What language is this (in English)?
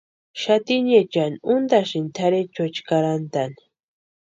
Western Highland Purepecha